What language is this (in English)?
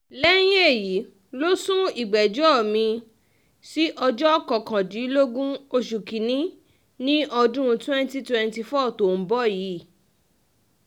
Yoruba